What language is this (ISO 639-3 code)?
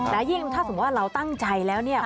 tha